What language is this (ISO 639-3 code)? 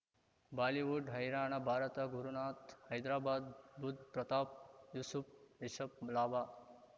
kan